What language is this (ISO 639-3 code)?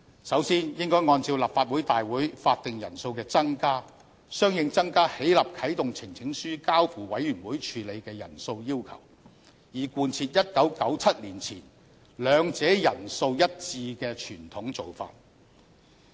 yue